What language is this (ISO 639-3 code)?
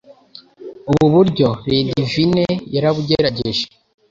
kin